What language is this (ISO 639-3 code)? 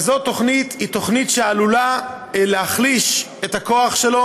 heb